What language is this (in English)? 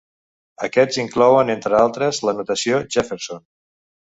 Catalan